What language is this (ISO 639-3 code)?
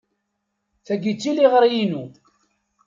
kab